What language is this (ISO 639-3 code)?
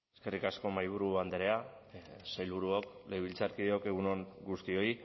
eus